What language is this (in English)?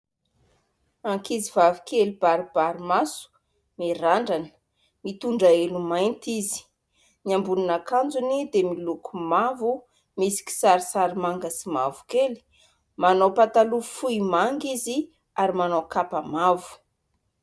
Malagasy